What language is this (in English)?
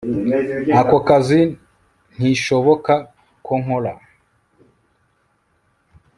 Kinyarwanda